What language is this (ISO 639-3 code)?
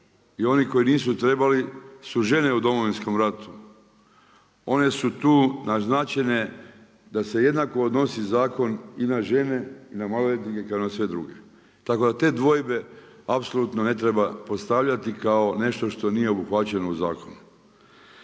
hrv